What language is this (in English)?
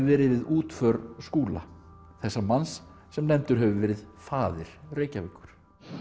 Icelandic